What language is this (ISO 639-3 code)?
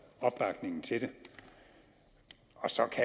dan